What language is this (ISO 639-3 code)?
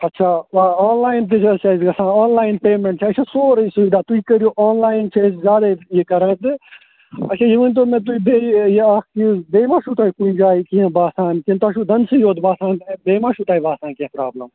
kas